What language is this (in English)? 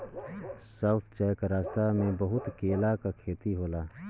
Bhojpuri